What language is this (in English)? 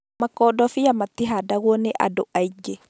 Kikuyu